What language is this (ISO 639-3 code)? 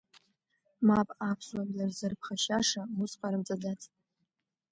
abk